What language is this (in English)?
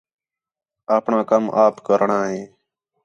Khetrani